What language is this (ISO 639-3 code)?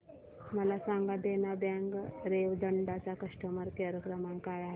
mar